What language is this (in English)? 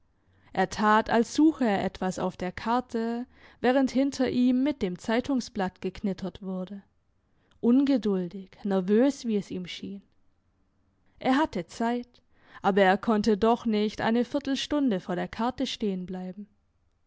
German